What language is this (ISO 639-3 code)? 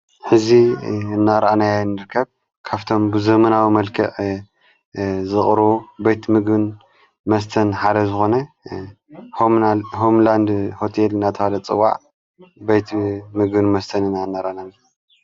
tir